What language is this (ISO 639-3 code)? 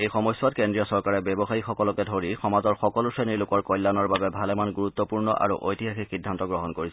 asm